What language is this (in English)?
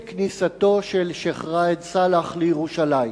Hebrew